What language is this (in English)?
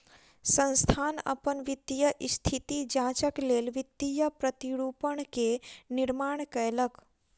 Maithili